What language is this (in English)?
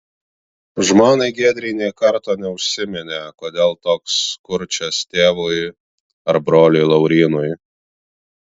Lithuanian